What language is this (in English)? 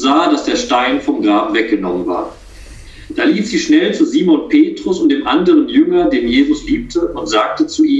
German